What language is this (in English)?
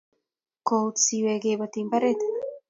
Kalenjin